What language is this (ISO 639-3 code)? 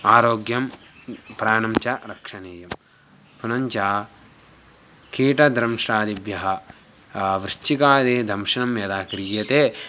san